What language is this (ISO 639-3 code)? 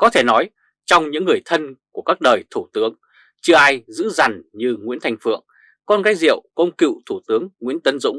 vie